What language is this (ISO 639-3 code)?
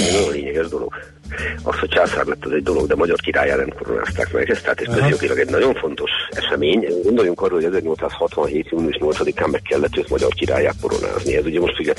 hun